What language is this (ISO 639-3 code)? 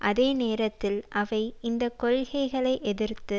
tam